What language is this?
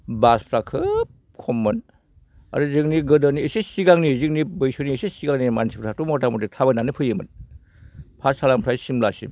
Bodo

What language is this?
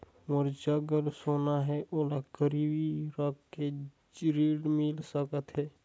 Chhattisgarhi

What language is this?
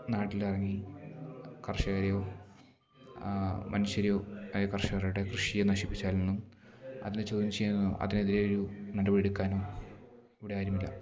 Malayalam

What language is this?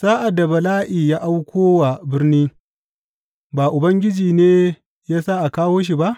Hausa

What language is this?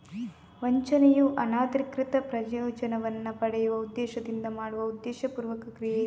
Kannada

